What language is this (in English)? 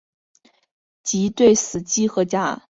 Chinese